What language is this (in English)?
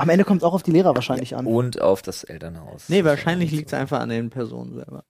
German